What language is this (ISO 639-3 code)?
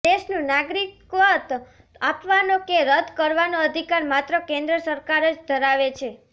guj